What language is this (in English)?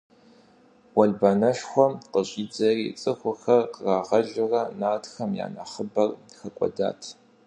Kabardian